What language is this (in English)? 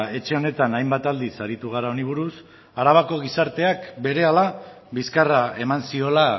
Basque